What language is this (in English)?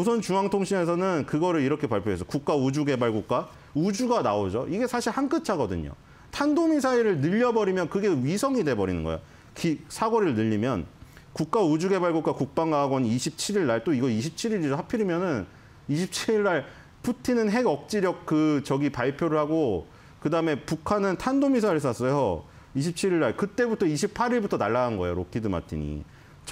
Korean